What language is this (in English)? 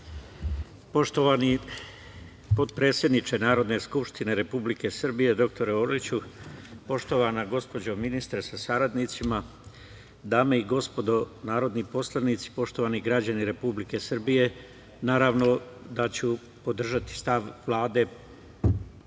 Serbian